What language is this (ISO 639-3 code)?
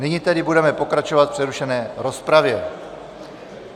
ces